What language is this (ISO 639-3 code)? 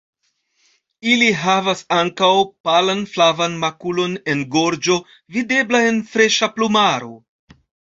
epo